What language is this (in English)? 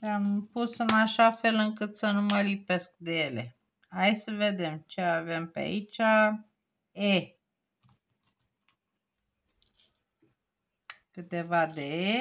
Romanian